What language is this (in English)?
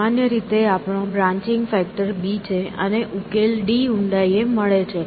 Gujarati